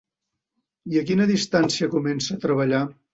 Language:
Catalan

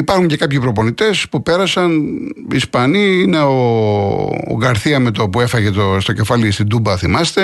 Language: Greek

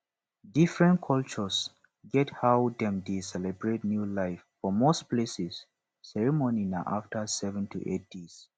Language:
Nigerian Pidgin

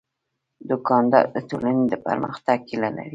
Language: Pashto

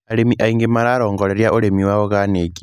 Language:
Kikuyu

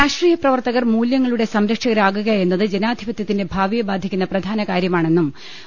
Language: Malayalam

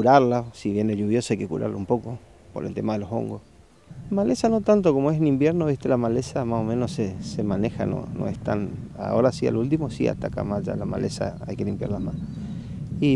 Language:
Spanish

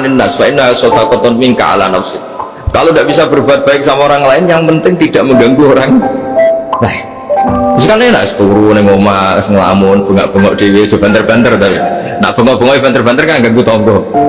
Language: Indonesian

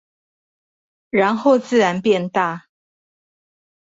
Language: Chinese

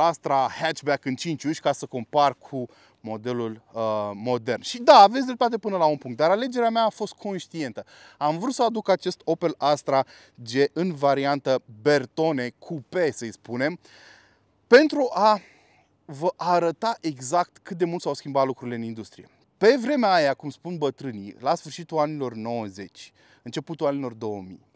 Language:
Romanian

